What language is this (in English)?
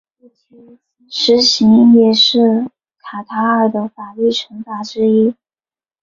Chinese